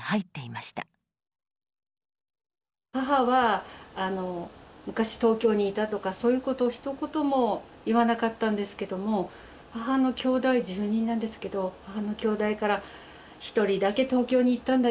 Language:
Japanese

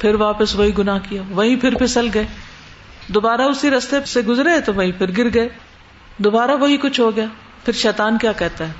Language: Urdu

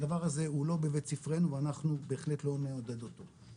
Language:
Hebrew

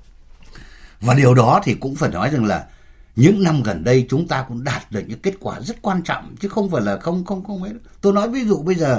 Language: Vietnamese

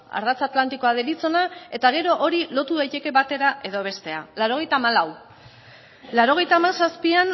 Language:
Basque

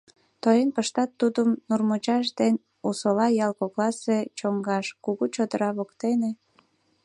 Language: Mari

